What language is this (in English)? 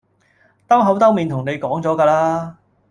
Cantonese